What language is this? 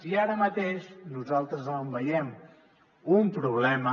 Catalan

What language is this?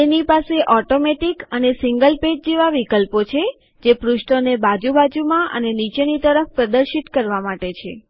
Gujarati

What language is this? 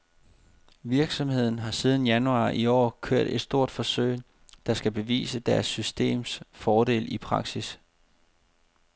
Danish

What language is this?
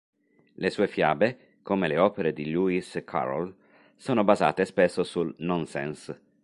Italian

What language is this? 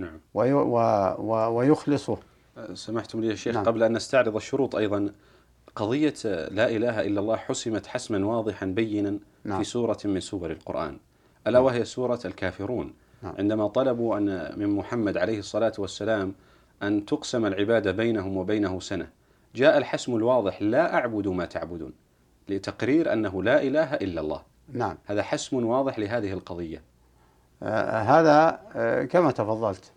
Arabic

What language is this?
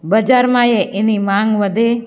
Gujarati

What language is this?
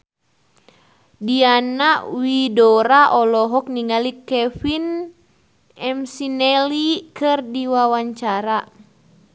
Sundanese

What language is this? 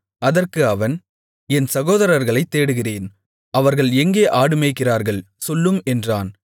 Tamil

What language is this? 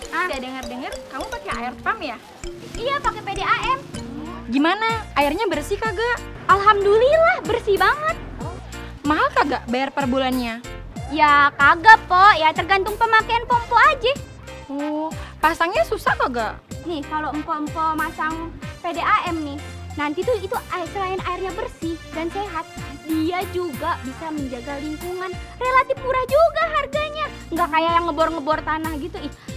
Indonesian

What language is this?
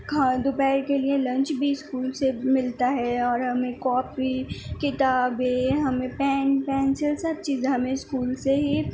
Urdu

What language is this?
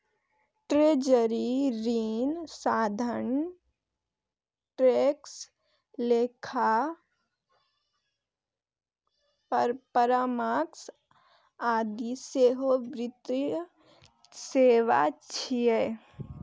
Maithili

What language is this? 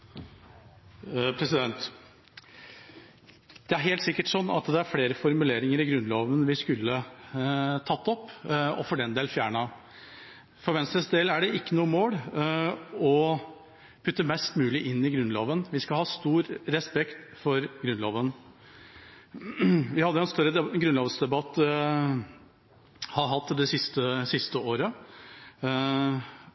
Norwegian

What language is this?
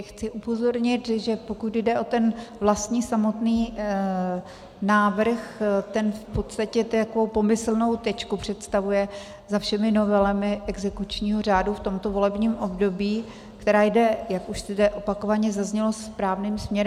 Czech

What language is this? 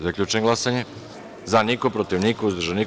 Serbian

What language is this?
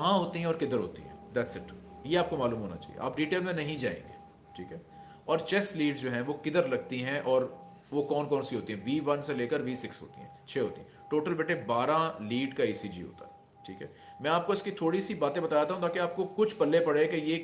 Hindi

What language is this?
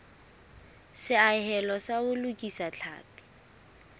Southern Sotho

